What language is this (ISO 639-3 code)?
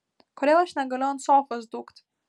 lit